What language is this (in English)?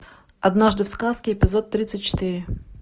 Russian